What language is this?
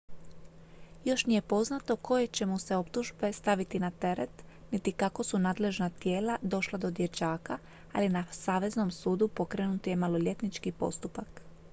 Croatian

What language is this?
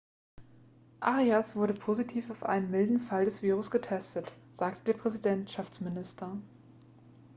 German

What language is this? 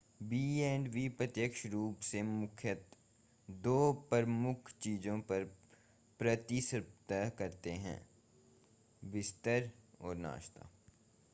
Hindi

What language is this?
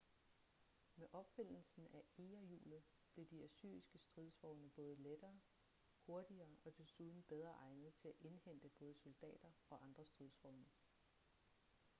Danish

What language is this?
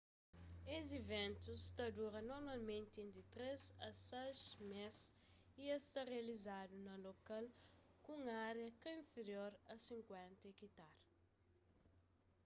Kabuverdianu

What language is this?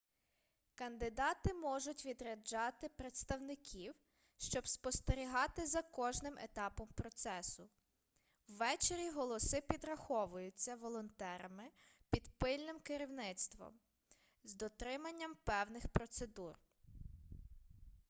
Ukrainian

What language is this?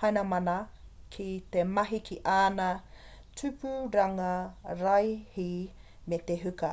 Māori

